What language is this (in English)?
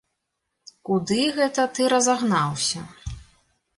Belarusian